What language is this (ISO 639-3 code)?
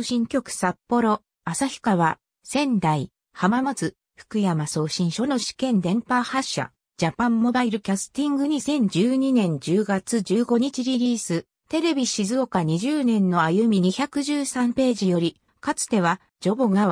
jpn